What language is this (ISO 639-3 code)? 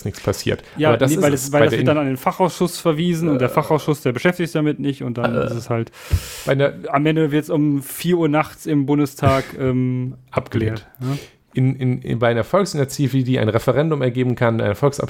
deu